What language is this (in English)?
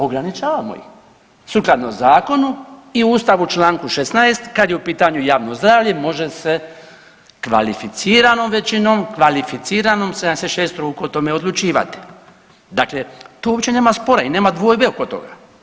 Croatian